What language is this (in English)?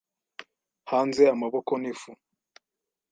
Kinyarwanda